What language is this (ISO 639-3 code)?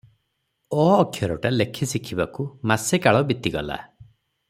ori